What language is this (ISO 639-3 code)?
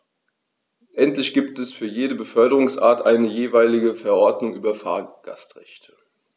deu